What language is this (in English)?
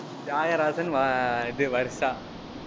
Tamil